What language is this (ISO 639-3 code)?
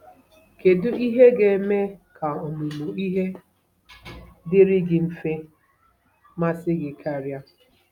ibo